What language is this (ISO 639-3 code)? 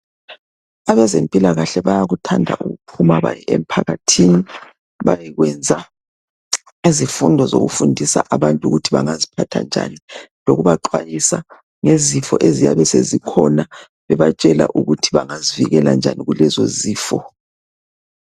nde